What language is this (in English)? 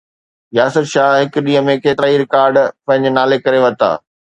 Sindhi